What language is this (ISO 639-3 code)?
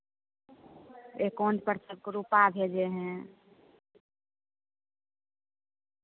hin